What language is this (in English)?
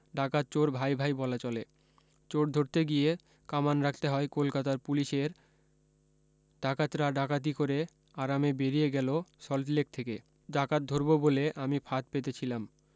Bangla